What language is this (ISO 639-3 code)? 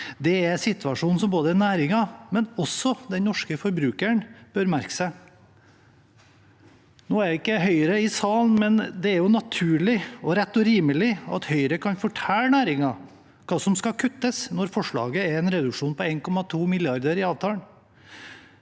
nor